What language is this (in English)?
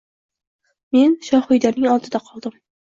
Uzbek